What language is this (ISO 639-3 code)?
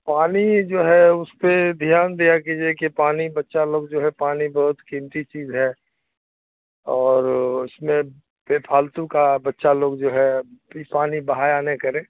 urd